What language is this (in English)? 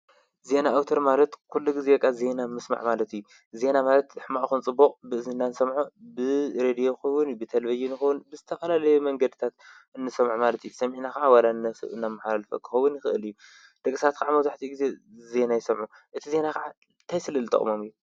Tigrinya